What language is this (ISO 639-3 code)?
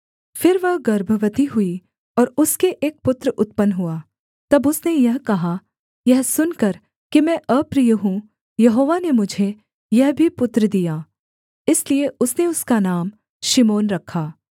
hin